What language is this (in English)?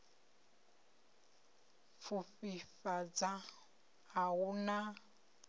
Venda